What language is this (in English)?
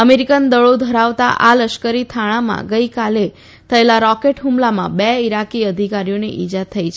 Gujarati